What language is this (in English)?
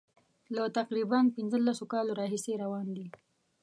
Pashto